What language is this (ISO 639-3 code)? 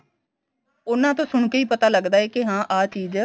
pan